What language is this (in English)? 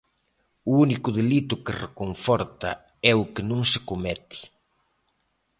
Galician